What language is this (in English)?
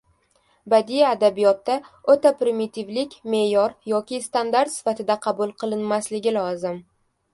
Uzbek